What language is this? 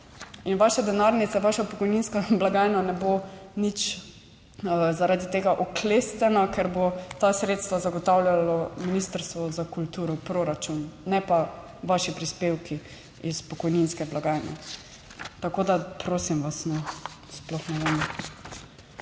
Slovenian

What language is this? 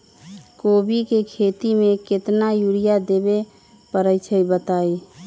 Magahi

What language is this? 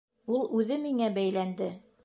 Bashkir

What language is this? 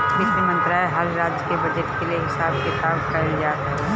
Bhojpuri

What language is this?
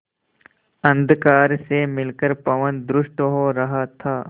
Hindi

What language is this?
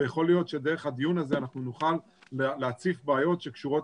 Hebrew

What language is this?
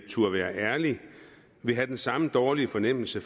Danish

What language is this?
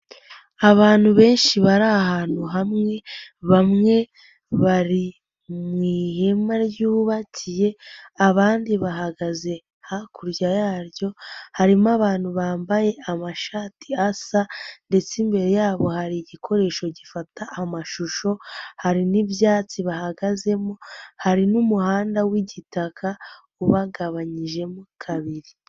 Kinyarwanda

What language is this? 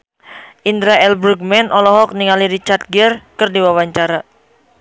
Sundanese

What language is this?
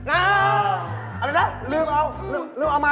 Thai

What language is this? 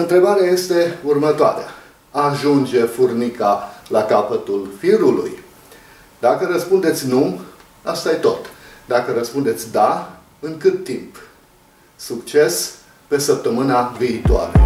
Romanian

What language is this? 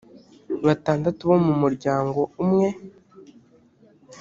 Kinyarwanda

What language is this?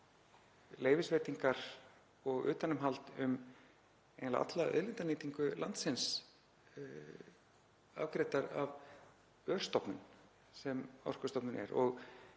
Icelandic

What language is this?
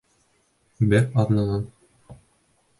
Bashkir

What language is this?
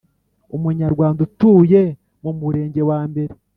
Kinyarwanda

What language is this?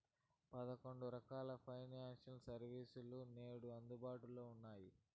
Telugu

